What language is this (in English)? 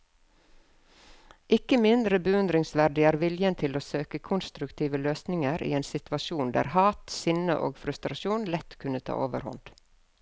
Norwegian